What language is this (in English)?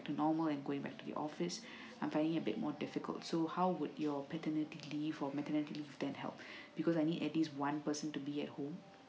English